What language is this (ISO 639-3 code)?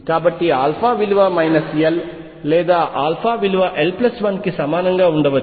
tel